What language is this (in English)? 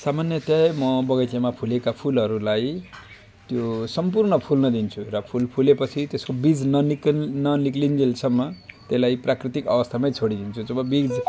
Nepali